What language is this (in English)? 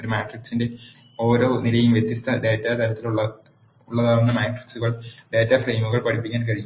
Malayalam